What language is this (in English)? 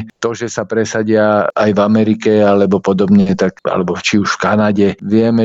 Slovak